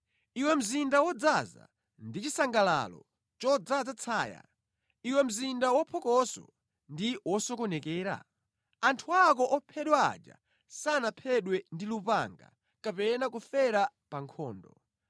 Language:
Nyanja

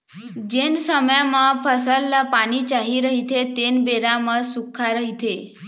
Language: Chhattisgarhi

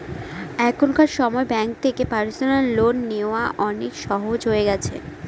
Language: Bangla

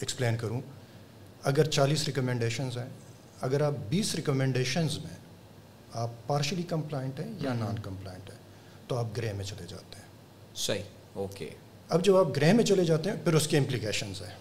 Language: Urdu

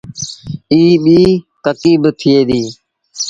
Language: Sindhi Bhil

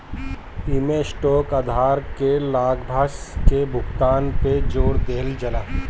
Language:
Bhojpuri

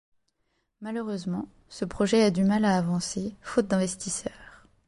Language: French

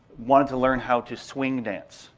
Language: English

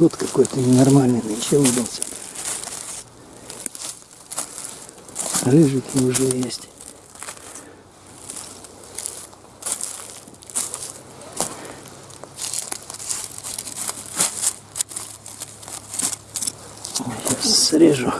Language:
Russian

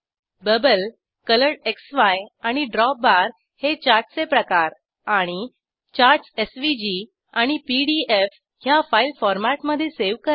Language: Marathi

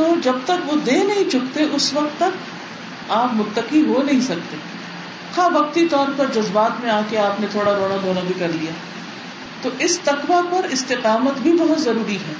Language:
Urdu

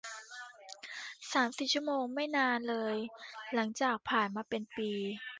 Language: Thai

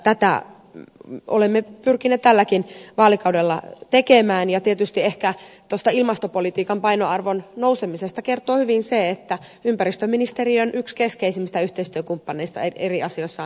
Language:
Finnish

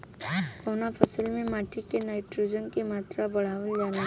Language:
Bhojpuri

